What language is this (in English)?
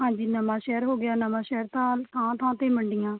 Punjabi